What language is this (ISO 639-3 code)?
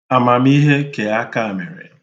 ibo